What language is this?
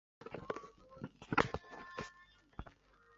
Chinese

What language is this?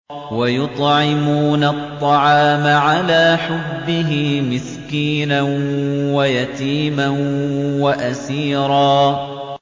Arabic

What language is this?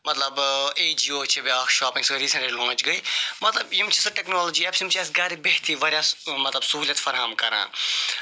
Kashmiri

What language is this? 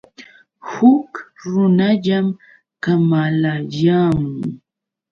Yauyos Quechua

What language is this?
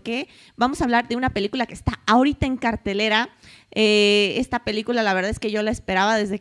Spanish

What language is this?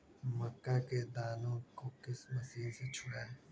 Magahi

